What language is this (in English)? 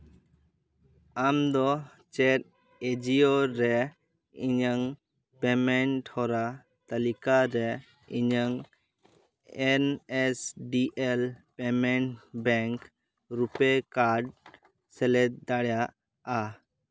Santali